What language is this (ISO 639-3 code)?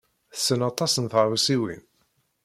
kab